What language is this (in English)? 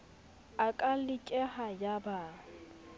Southern Sotho